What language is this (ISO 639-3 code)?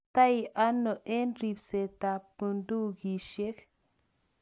kln